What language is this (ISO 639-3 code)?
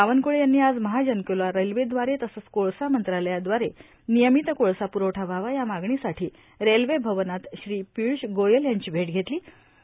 mar